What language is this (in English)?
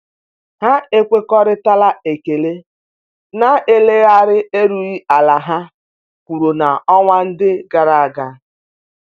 Igbo